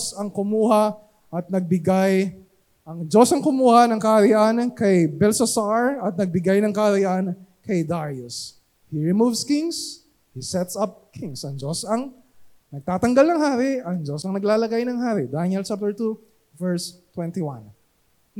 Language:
Filipino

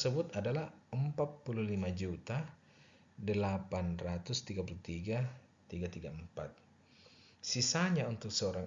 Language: Indonesian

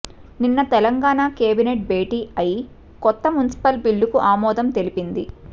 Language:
Telugu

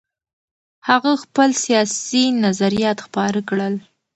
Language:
Pashto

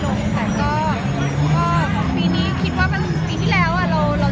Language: Thai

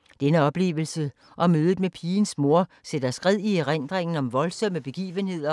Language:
Danish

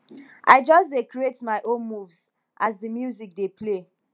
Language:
Nigerian Pidgin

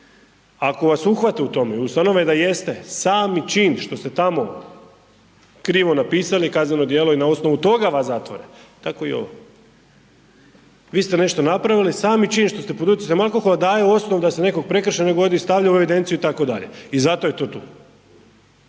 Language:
Croatian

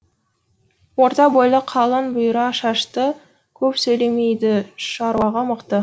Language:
Kazakh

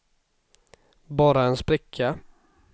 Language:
Swedish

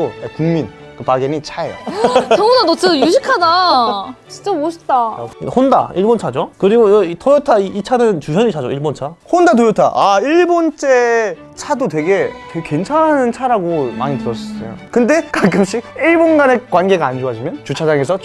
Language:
Korean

